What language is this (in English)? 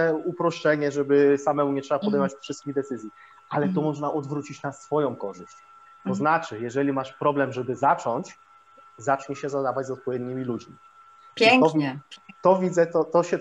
Polish